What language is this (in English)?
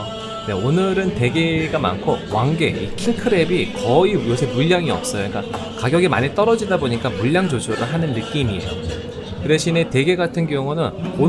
Korean